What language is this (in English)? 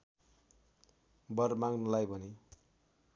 Nepali